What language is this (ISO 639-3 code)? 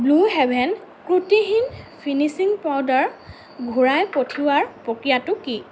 asm